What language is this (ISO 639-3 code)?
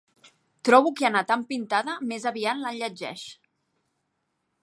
cat